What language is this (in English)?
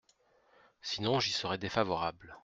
French